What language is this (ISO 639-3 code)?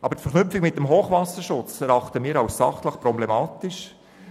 gsw